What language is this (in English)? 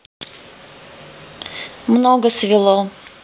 Russian